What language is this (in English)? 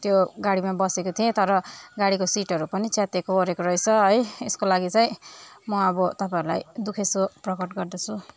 Nepali